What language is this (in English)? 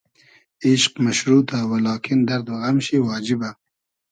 Hazaragi